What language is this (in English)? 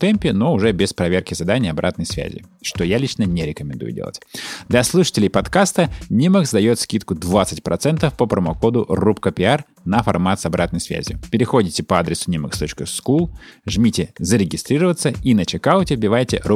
Russian